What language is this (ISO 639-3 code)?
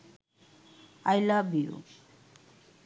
ben